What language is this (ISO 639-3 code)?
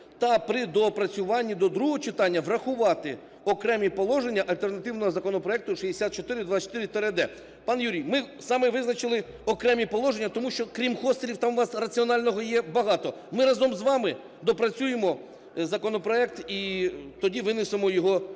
ukr